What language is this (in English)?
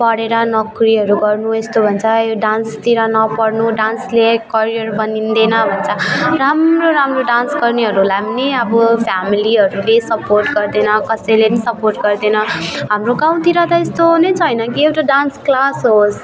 Nepali